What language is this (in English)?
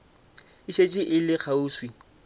Northern Sotho